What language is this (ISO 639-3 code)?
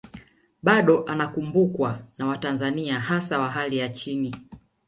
swa